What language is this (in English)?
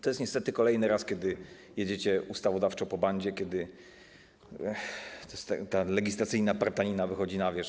Polish